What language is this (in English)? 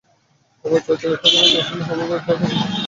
Bangla